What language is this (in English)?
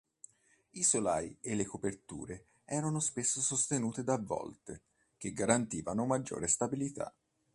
Italian